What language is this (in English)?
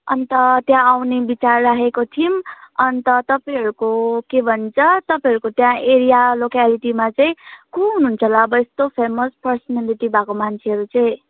Nepali